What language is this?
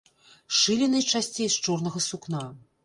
Belarusian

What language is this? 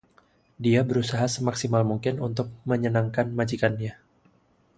Indonesian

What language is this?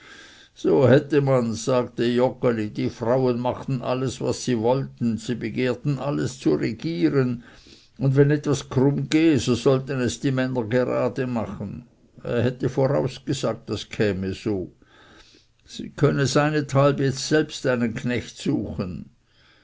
German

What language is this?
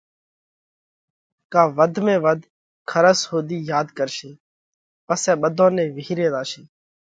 Parkari Koli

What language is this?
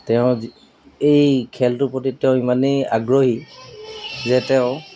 Assamese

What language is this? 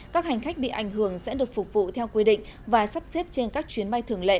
Vietnamese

